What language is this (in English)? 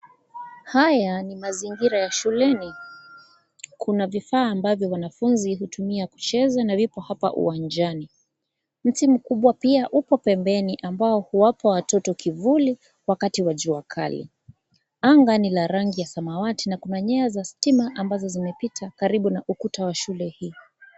Swahili